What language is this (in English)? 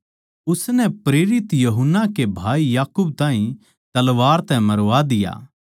Haryanvi